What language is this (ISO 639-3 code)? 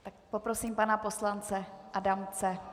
ces